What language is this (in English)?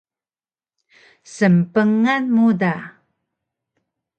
Taroko